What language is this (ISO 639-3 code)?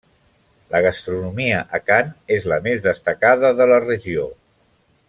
cat